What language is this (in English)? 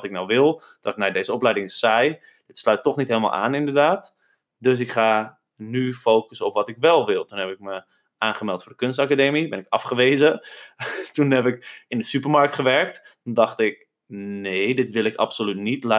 Dutch